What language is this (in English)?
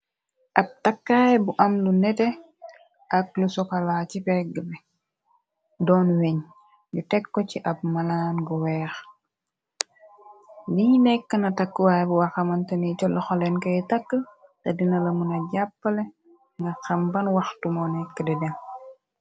Wolof